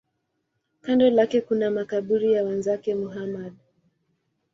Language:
Swahili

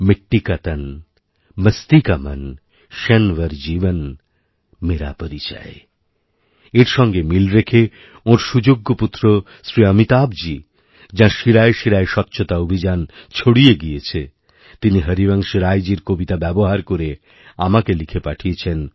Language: Bangla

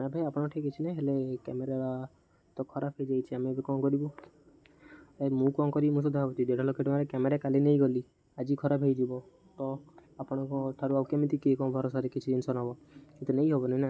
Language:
Odia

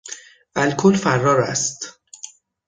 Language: Persian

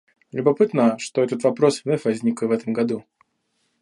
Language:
Russian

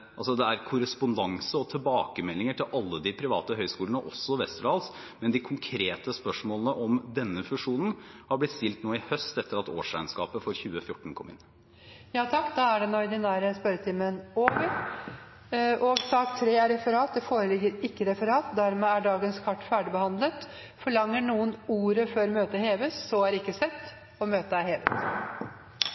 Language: Norwegian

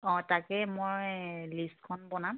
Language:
Assamese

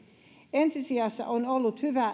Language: Finnish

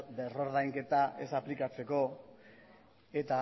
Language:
Basque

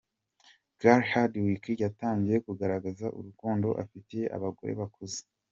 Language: Kinyarwanda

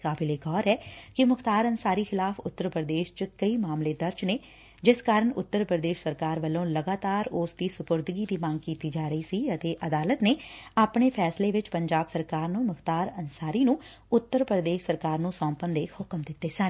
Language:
Punjabi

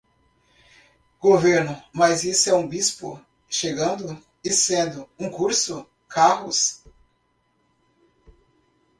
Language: Portuguese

